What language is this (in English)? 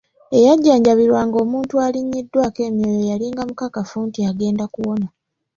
Ganda